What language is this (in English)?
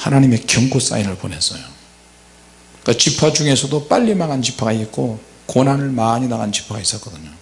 Korean